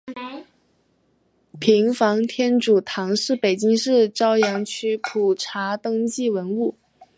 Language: Chinese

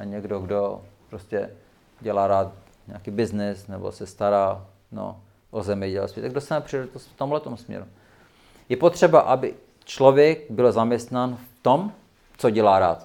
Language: Czech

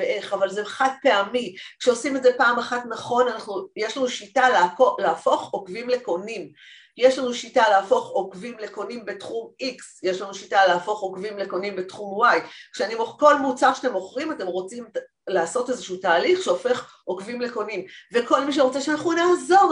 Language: Hebrew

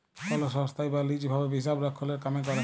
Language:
Bangla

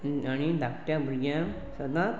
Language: Konkani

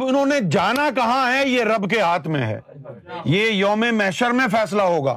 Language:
Urdu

